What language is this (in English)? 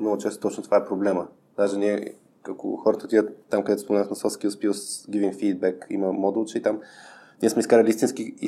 Bulgarian